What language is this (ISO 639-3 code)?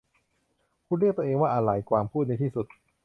tha